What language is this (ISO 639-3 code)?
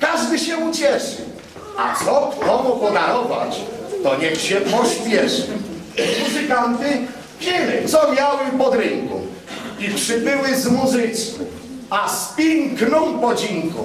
pol